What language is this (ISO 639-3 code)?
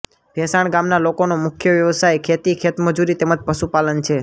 guj